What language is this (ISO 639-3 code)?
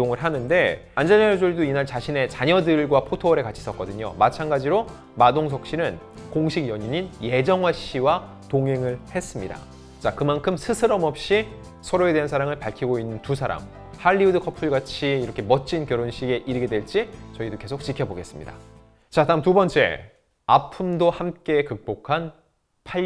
kor